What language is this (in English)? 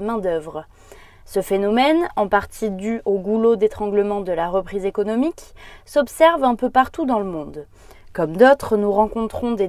French